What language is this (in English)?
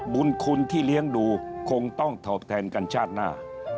Thai